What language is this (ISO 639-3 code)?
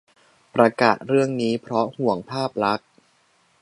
tha